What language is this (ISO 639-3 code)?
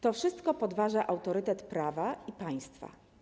pol